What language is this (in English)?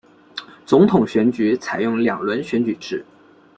Chinese